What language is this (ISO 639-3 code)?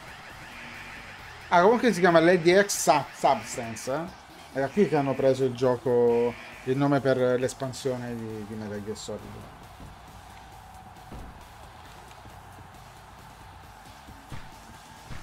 ita